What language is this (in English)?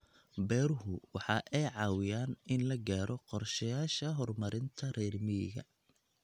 Somali